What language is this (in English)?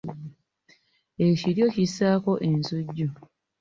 Ganda